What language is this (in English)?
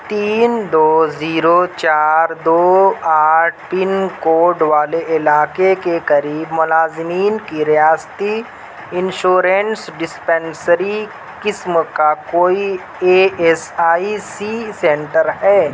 Urdu